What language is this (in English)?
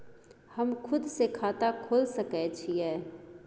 Maithili